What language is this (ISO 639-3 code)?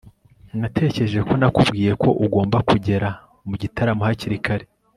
kin